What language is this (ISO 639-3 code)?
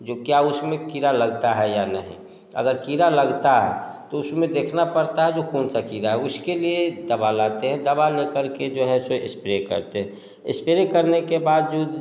hin